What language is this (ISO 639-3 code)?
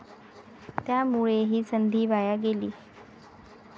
mar